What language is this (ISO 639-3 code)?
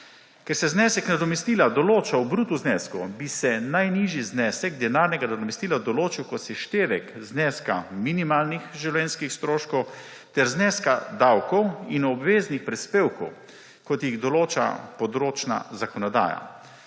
slv